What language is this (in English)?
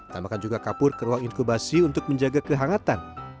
Indonesian